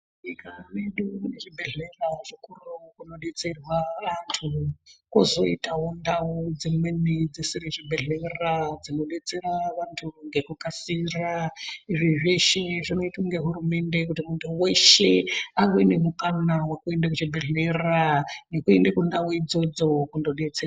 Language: Ndau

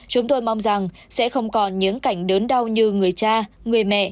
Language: Vietnamese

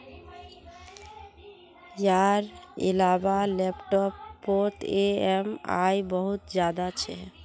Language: Magahi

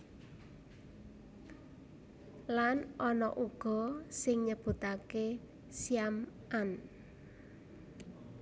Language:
Javanese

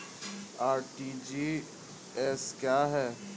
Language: Hindi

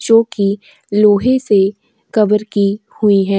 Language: Hindi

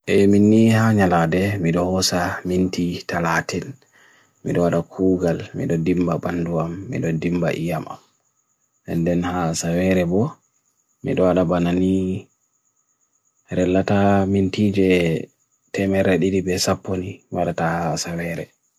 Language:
Bagirmi Fulfulde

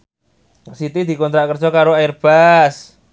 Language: Javanese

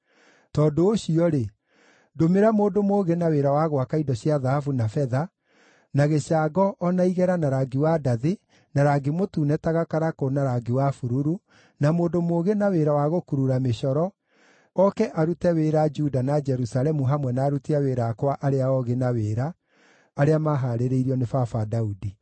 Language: Kikuyu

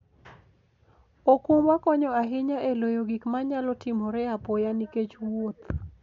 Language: Luo (Kenya and Tanzania)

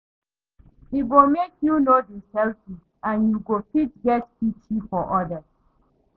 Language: Nigerian Pidgin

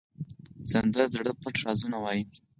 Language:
Pashto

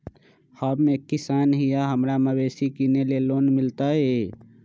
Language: Magahi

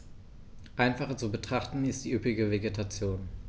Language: German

